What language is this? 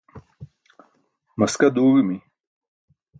Burushaski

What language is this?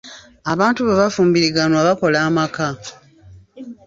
Ganda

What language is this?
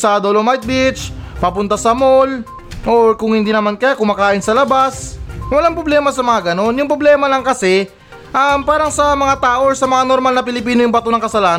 Filipino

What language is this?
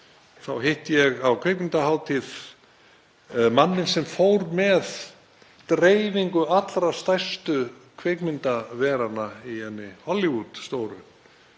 Icelandic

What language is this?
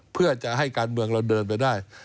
Thai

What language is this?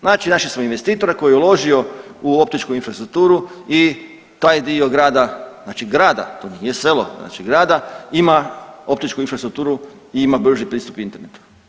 Croatian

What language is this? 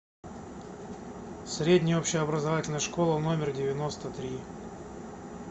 Russian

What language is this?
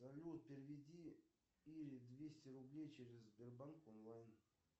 Russian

